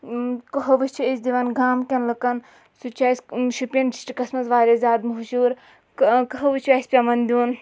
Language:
Kashmiri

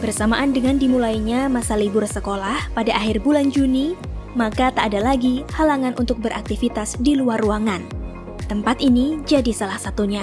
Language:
Indonesian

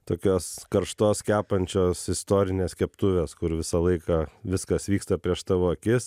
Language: Lithuanian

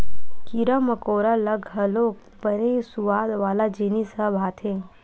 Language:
Chhattisgarhi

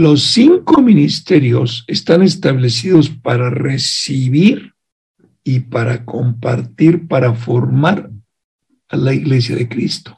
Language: Spanish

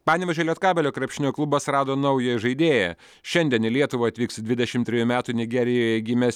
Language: Lithuanian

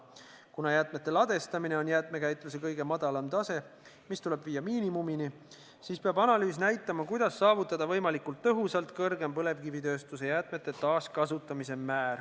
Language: Estonian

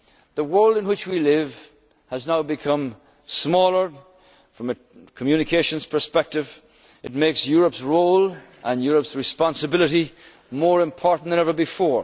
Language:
English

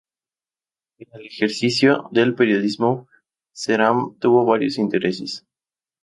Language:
Spanish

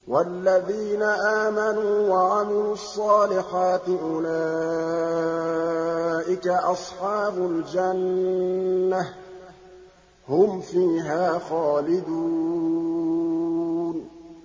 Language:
Arabic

